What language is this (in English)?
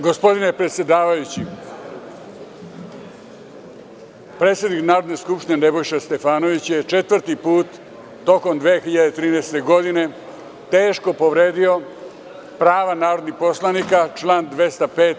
Serbian